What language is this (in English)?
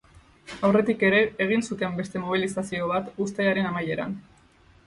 Basque